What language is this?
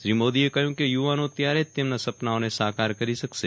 Gujarati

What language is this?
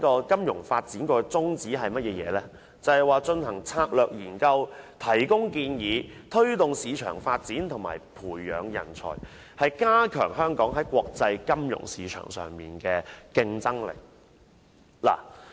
Cantonese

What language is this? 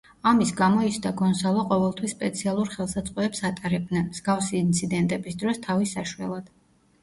Georgian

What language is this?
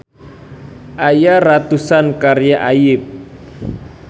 Sundanese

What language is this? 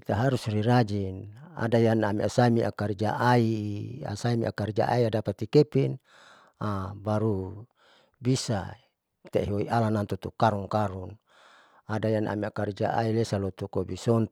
Saleman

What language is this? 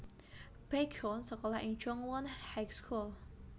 Javanese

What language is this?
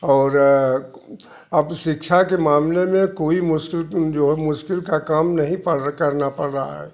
Hindi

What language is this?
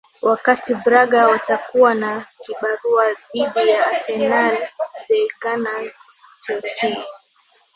Swahili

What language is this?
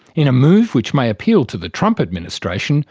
English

